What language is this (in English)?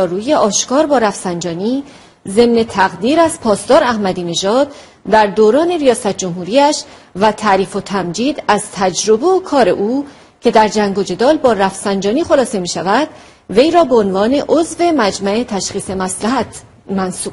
Persian